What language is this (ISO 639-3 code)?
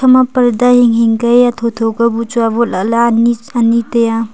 nnp